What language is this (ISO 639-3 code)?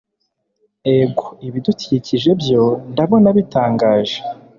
kin